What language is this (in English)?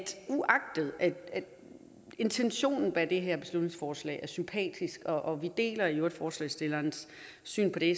Danish